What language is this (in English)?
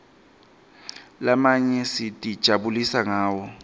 Swati